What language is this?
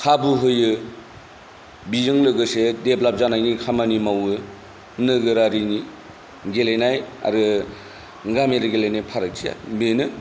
Bodo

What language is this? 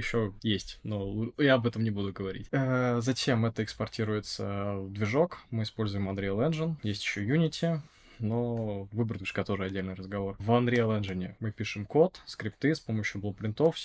Russian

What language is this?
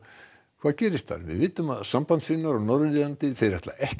Icelandic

